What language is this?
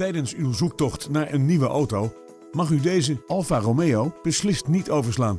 Dutch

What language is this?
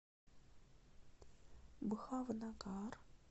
Russian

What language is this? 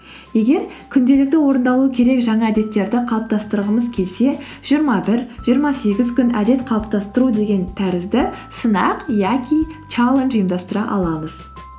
Kazakh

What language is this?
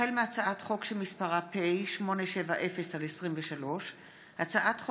Hebrew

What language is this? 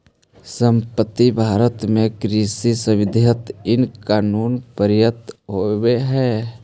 Magahi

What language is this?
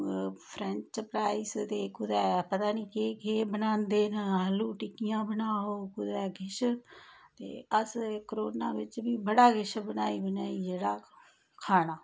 Dogri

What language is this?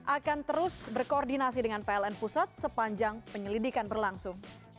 Indonesian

